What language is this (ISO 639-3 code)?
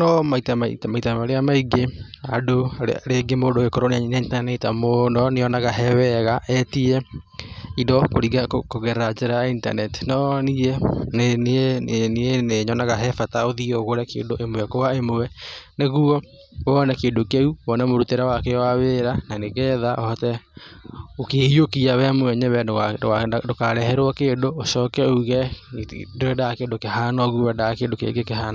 kik